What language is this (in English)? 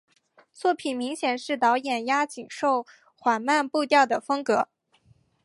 Chinese